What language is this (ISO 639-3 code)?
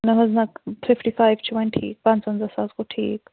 kas